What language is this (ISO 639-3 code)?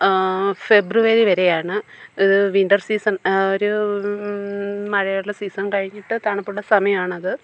mal